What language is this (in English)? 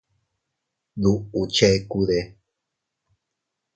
Teutila Cuicatec